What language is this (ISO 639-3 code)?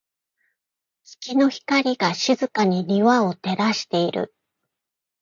jpn